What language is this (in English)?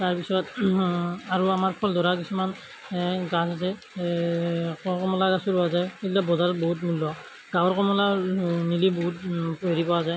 Assamese